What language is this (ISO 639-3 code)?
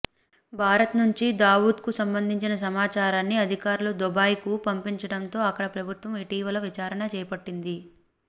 tel